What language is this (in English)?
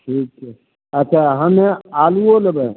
Maithili